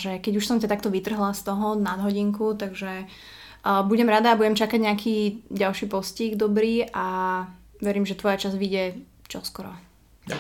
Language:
Slovak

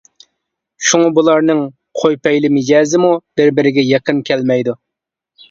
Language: Uyghur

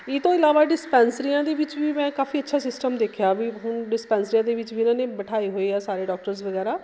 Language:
Punjabi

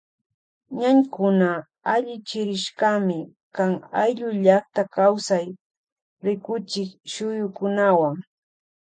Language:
Loja Highland Quichua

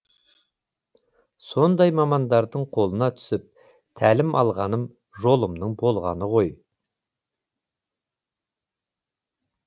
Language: Kazakh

